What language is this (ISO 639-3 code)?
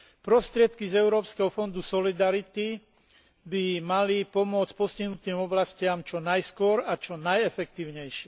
slk